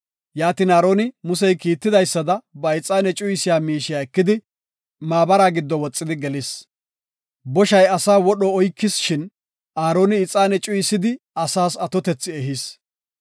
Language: Gofa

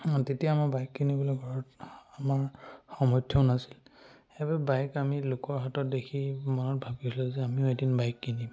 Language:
Assamese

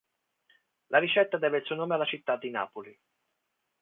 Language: Italian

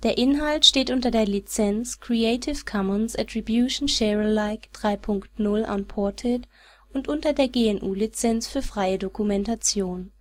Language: German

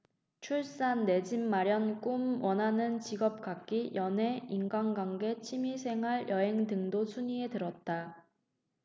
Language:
Korean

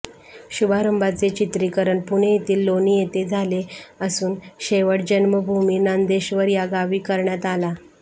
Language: Marathi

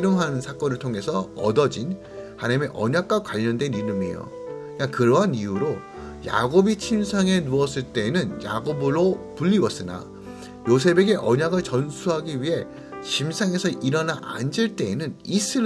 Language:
Korean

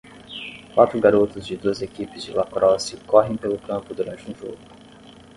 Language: Portuguese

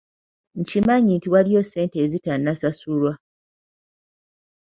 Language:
Ganda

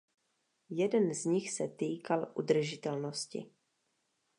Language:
Czech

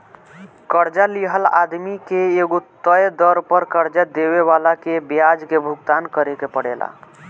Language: Bhojpuri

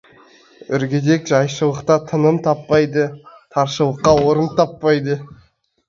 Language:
Kazakh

